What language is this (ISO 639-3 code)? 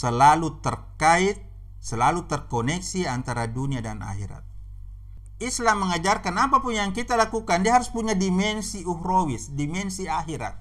ind